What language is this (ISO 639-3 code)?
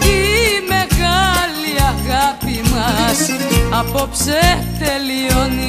ell